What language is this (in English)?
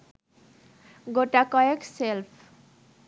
Bangla